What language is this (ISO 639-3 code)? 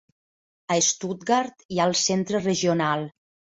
cat